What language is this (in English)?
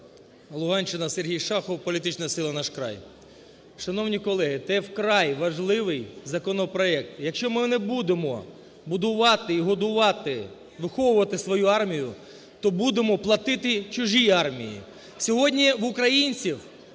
Ukrainian